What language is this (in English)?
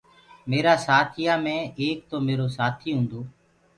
Gurgula